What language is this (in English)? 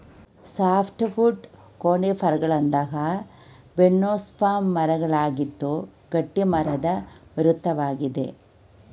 Kannada